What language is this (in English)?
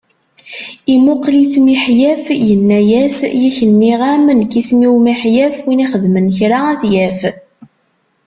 Kabyle